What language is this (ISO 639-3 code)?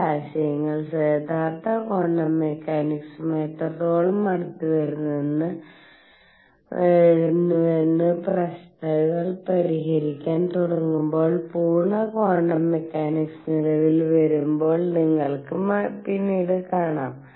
mal